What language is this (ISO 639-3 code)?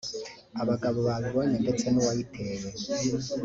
kin